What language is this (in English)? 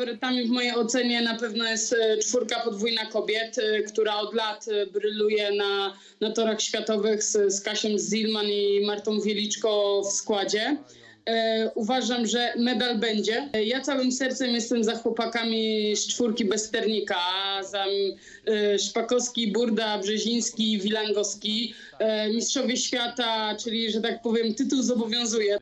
Polish